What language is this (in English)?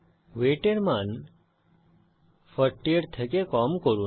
Bangla